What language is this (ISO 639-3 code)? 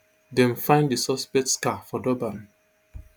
pcm